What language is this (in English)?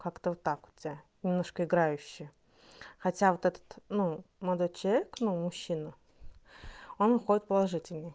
Russian